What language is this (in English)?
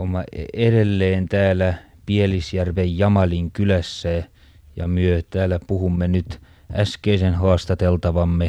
Finnish